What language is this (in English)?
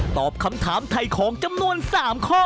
Thai